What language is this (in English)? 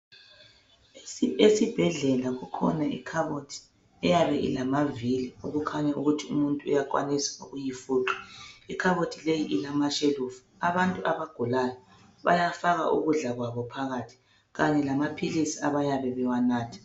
North Ndebele